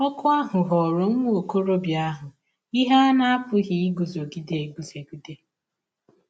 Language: Igbo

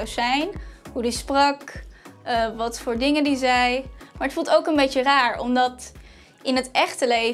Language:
Dutch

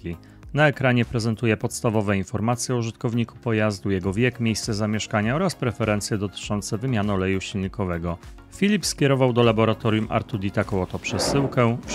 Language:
Polish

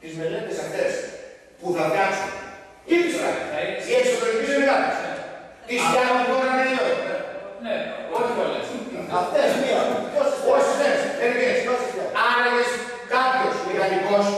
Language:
Greek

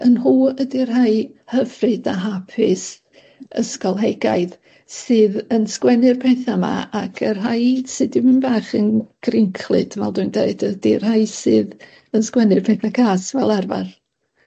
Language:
Welsh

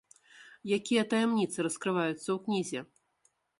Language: Belarusian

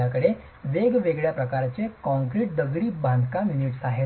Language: Marathi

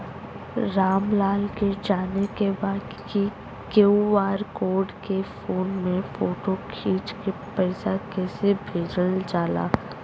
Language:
Bhojpuri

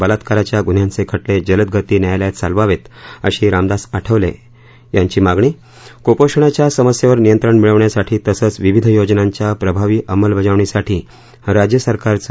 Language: Marathi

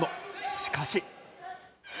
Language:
Japanese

